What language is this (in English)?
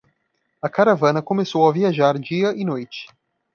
Portuguese